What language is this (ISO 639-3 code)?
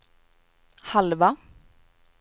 swe